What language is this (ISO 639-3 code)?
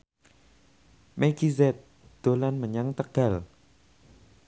jav